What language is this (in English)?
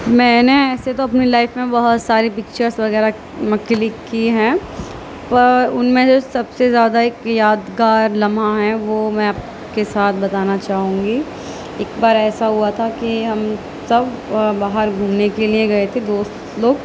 Urdu